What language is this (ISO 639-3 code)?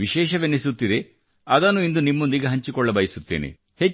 kan